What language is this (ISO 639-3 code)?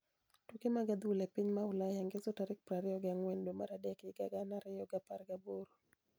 luo